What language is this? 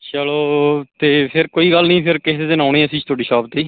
Punjabi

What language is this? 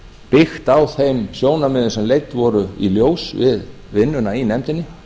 Icelandic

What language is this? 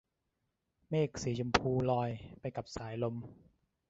Thai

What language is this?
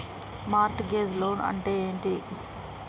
Telugu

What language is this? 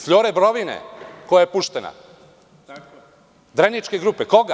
Serbian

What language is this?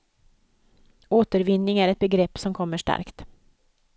Swedish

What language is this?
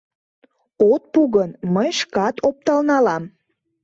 Mari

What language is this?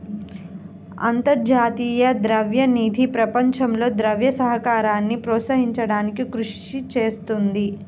Telugu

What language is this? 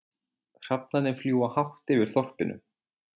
Icelandic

